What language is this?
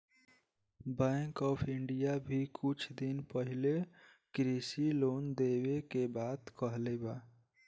Bhojpuri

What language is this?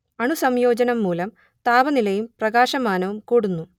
Malayalam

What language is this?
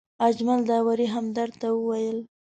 Pashto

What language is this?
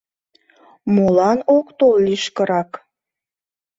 Mari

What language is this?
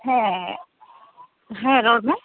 Santali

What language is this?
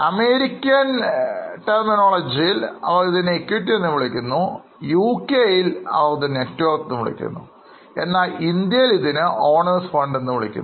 Malayalam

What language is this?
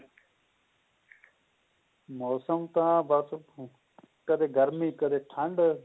Punjabi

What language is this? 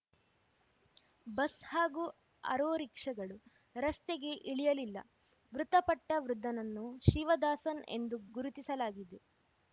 Kannada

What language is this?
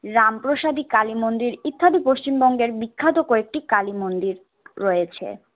Bangla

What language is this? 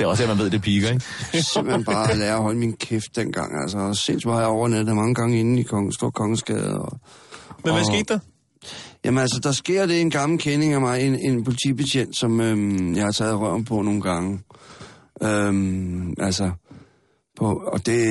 Danish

